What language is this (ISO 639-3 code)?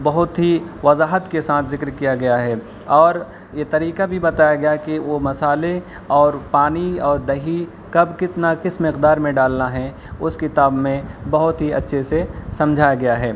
urd